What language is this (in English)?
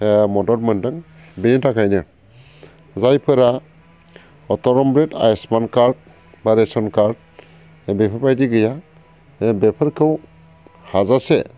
Bodo